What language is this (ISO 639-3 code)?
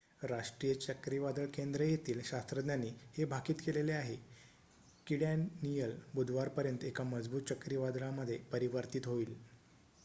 mar